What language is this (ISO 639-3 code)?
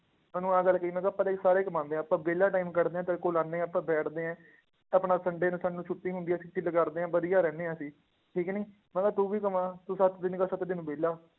pan